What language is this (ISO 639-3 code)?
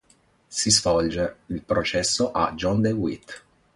ita